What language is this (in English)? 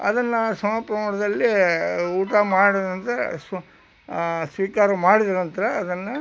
Kannada